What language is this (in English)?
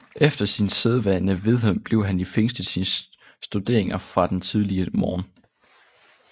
Danish